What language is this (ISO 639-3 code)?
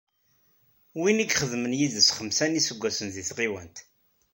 kab